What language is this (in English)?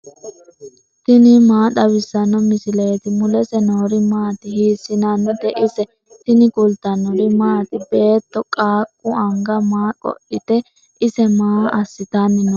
Sidamo